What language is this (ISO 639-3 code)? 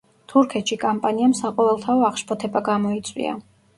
kat